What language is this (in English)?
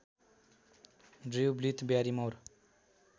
Nepali